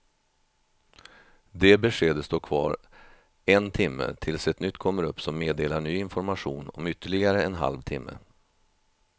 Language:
Swedish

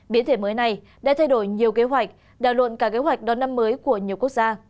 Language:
Vietnamese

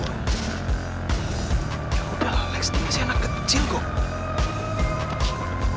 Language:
Indonesian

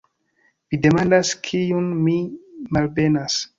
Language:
Esperanto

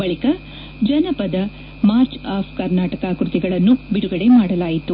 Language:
Kannada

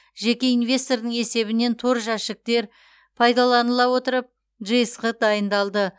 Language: Kazakh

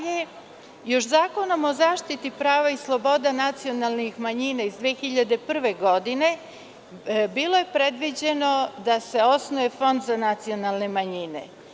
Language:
Serbian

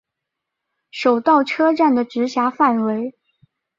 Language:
Chinese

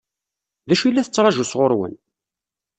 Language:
Kabyle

